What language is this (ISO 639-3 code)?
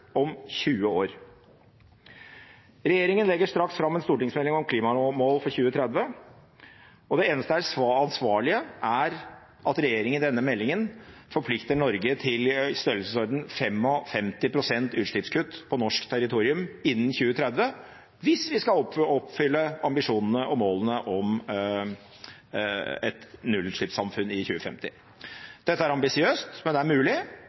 nob